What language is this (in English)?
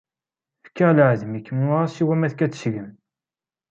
Kabyle